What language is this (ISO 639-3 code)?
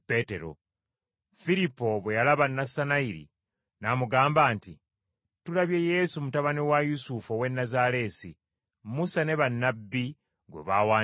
lug